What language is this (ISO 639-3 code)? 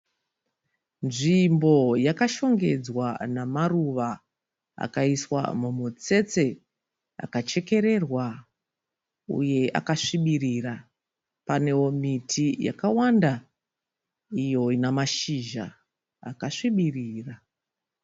sna